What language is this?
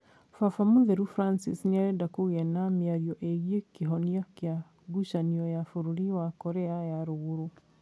Kikuyu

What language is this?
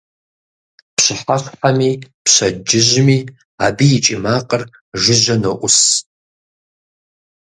Kabardian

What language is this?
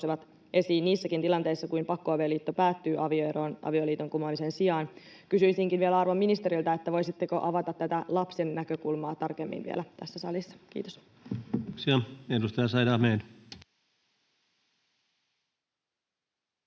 Finnish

